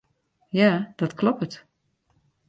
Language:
Western Frisian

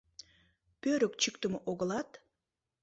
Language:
Mari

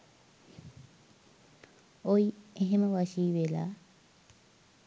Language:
Sinhala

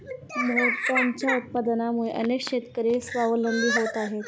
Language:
Marathi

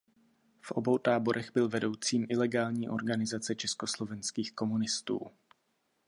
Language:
Czech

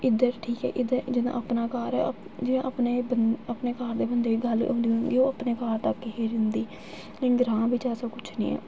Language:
Dogri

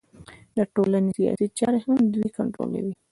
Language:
Pashto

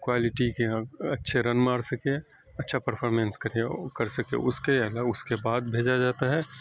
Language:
Urdu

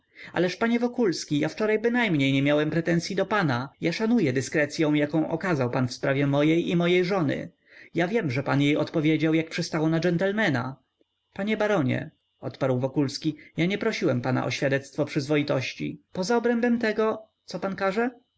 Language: Polish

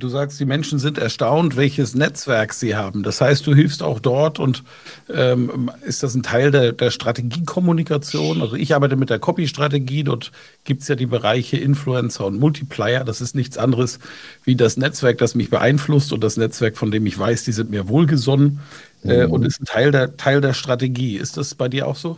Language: German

